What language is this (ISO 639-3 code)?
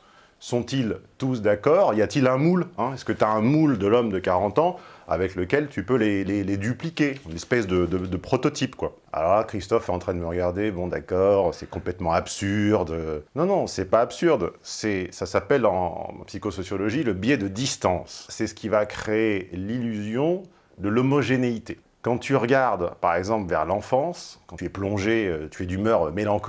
fra